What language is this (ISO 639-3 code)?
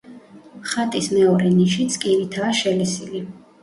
kat